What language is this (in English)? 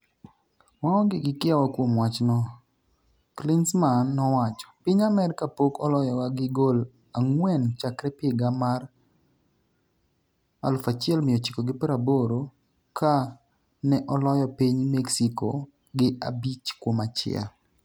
Luo (Kenya and Tanzania)